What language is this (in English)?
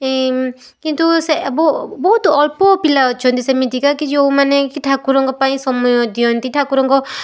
Odia